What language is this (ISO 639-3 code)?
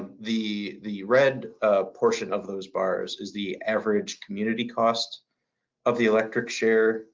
eng